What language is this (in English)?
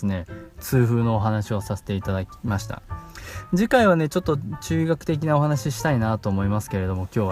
Japanese